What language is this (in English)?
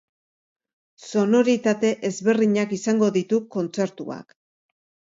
Basque